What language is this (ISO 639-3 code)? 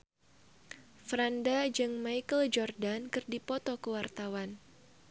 sun